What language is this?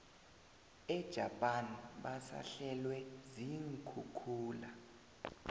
South Ndebele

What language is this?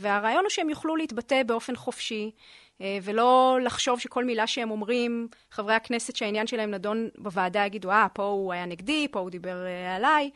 Hebrew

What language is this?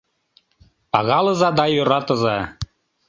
Mari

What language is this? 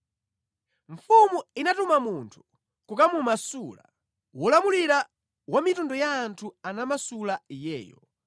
Nyanja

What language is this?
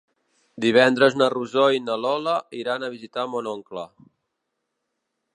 Catalan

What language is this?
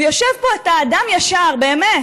Hebrew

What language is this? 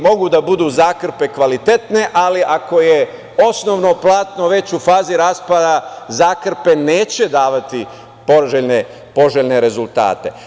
Serbian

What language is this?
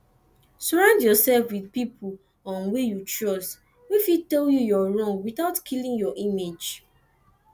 Nigerian Pidgin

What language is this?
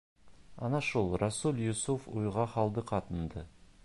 Bashkir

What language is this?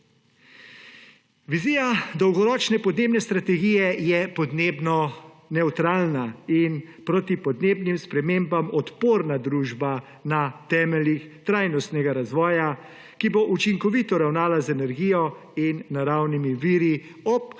Slovenian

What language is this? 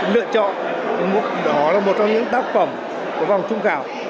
Vietnamese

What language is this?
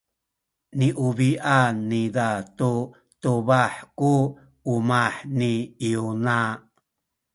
Sakizaya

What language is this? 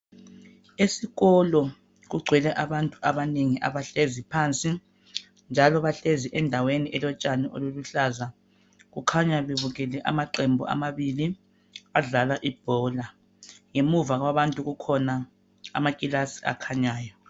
North Ndebele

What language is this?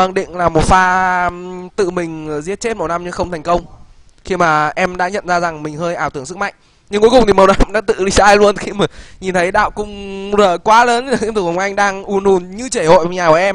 Vietnamese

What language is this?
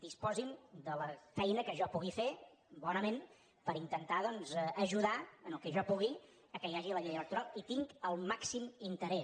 Catalan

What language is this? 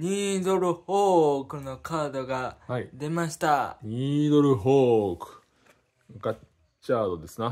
Japanese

